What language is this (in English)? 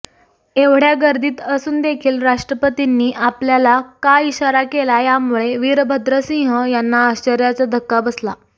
Marathi